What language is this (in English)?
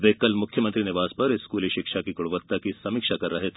Hindi